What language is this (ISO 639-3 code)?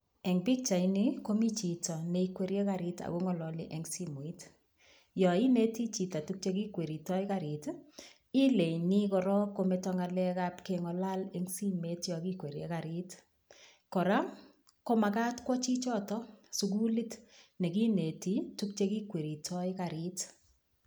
kln